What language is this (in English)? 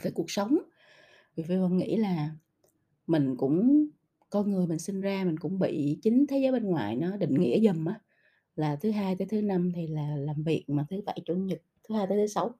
Vietnamese